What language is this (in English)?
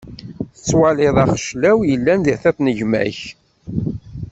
Kabyle